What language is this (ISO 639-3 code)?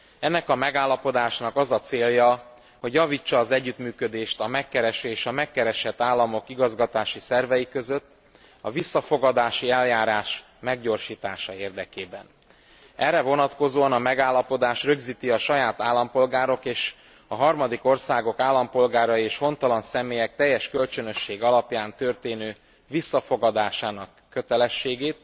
hun